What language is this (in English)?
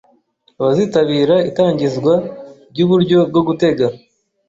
Kinyarwanda